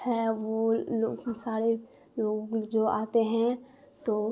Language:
Urdu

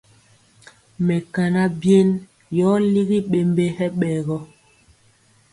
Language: Mpiemo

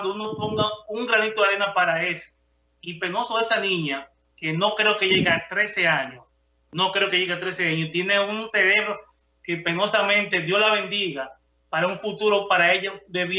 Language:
Spanish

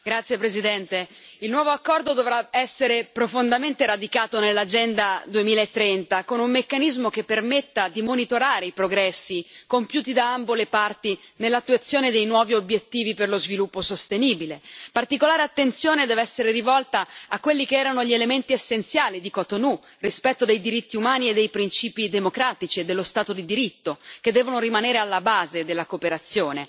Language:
Italian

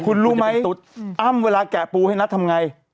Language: Thai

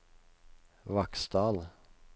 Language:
Norwegian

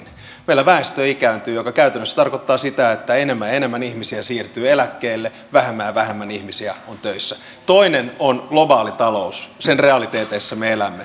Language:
Finnish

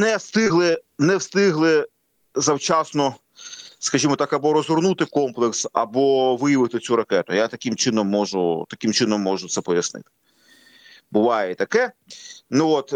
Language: Ukrainian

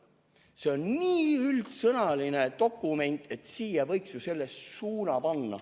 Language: Estonian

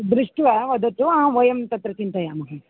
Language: Sanskrit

